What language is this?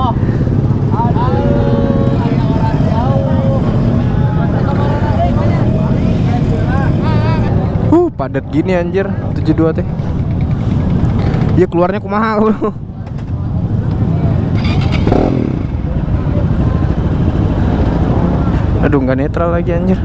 Indonesian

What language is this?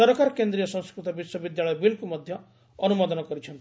Odia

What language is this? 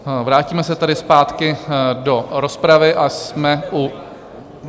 Czech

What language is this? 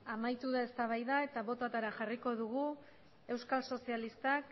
Basque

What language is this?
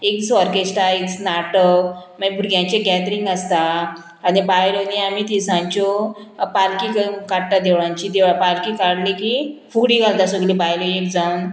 Konkani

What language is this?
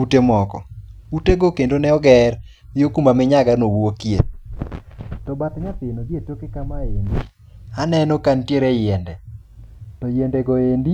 Luo (Kenya and Tanzania)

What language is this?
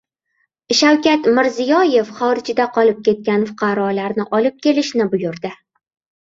Uzbek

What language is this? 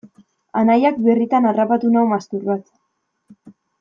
Basque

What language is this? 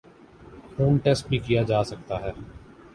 Urdu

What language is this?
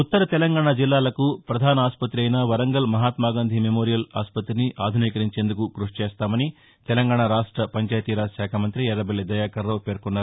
Telugu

